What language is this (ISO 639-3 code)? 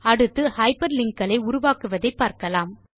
tam